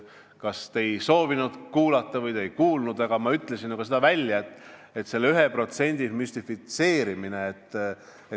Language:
Estonian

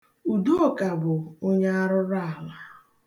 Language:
Igbo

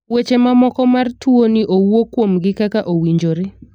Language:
Luo (Kenya and Tanzania)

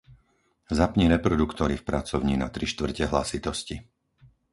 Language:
Slovak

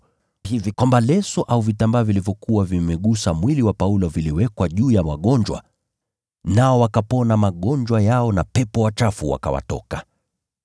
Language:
Swahili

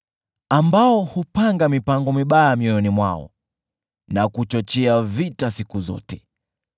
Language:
Swahili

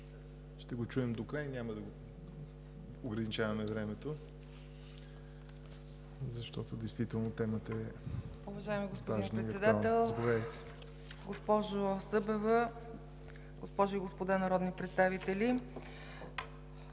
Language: Bulgarian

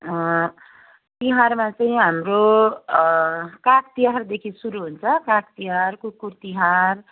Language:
Nepali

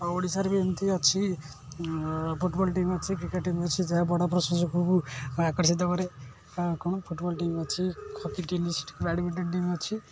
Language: Odia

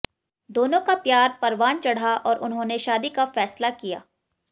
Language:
Hindi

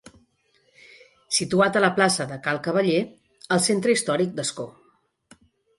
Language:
Catalan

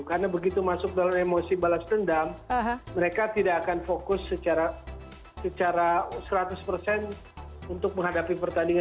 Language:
Indonesian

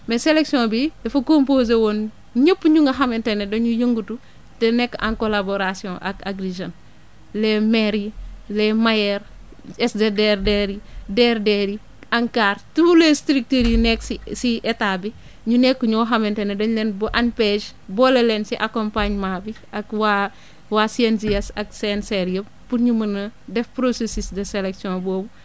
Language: Wolof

